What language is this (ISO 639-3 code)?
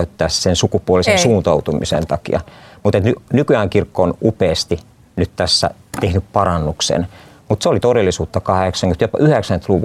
fin